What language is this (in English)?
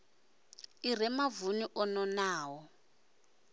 Venda